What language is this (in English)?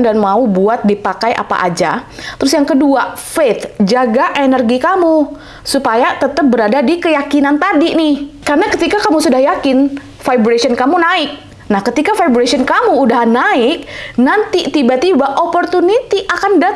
Indonesian